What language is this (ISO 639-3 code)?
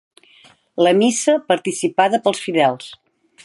cat